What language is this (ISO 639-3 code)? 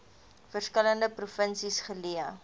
afr